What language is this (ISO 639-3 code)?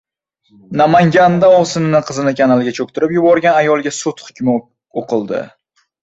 uzb